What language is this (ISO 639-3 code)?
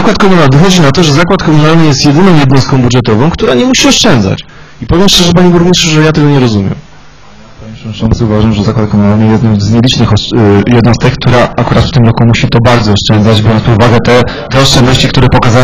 pol